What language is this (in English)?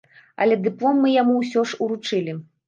Belarusian